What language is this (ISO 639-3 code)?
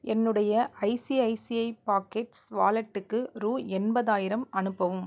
tam